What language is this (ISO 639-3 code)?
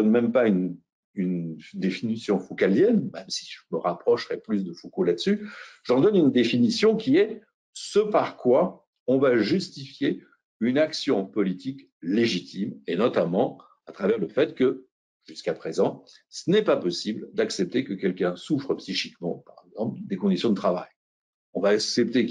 fra